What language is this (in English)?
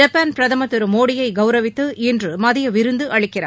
Tamil